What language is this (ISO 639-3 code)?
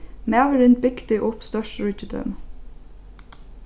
fao